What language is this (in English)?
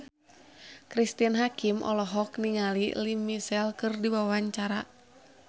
Sundanese